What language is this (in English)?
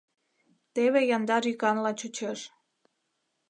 Mari